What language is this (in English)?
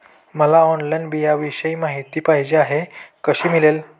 Marathi